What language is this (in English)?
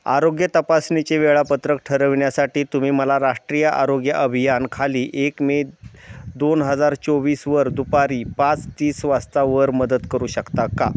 Marathi